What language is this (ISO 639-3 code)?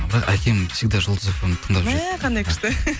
kaz